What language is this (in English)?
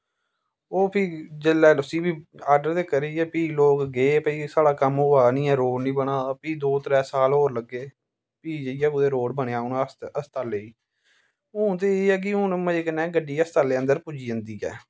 Dogri